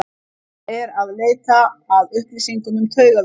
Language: Icelandic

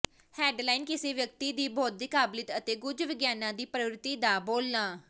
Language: Punjabi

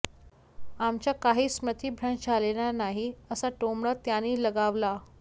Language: Marathi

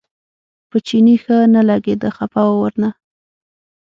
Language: Pashto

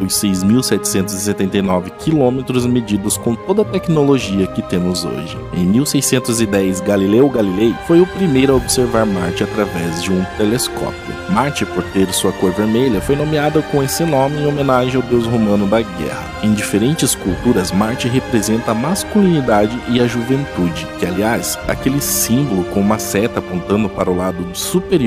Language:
Portuguese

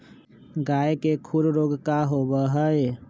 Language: Magahi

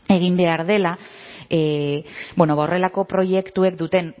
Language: Basque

